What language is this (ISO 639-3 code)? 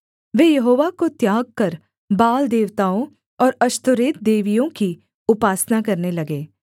hin